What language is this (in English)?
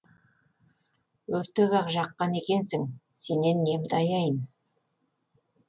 Kazakh